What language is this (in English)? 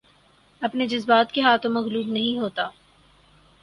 Urdu